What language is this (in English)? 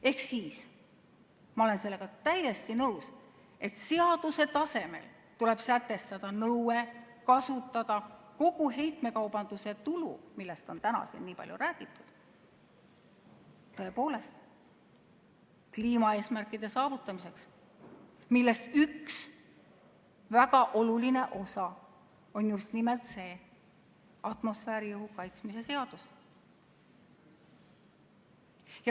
Estonian